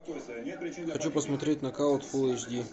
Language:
Russian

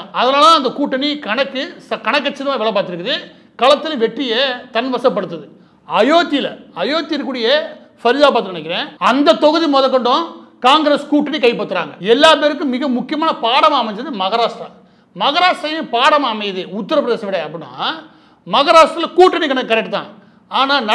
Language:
Tamil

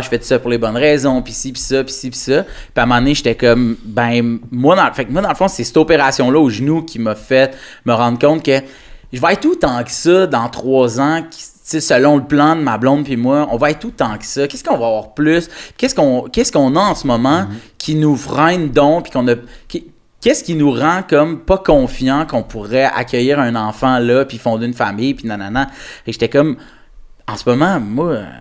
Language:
French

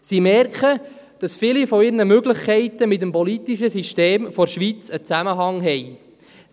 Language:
Swiss German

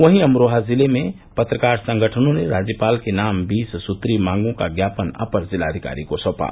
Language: Hindi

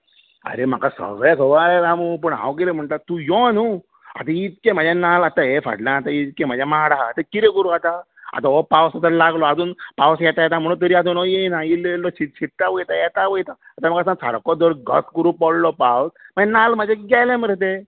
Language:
Konkani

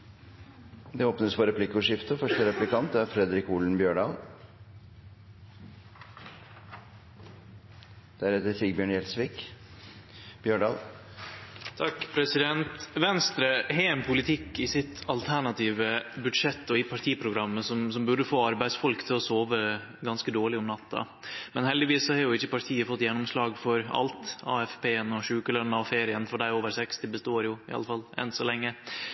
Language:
Norwegian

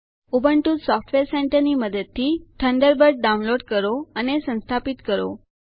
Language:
Gujarati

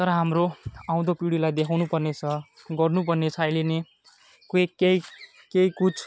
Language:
Nepali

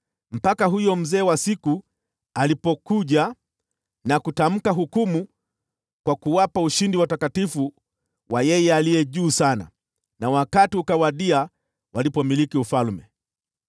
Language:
Swahili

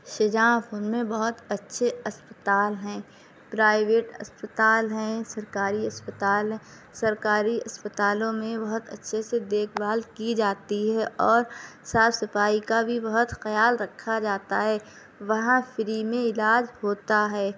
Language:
Urdu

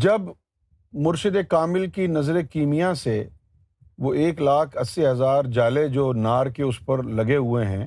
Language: Urdu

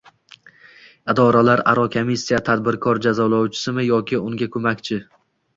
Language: Uzbek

